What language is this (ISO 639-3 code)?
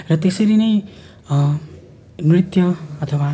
nep